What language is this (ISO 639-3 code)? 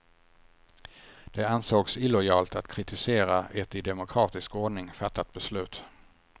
swe